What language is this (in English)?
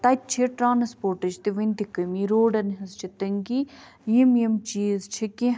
Kashmiri